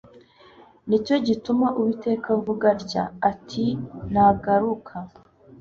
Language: Kinyarwanda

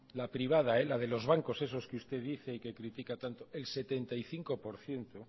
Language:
Spanish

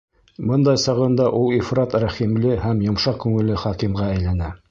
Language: Bashkir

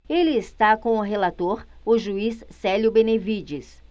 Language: Portuguese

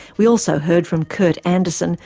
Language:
English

